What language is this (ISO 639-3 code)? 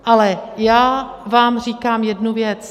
ces